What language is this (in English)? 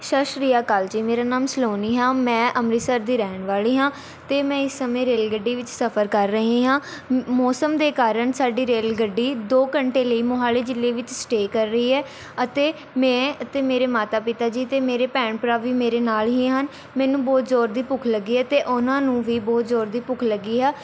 Punjabi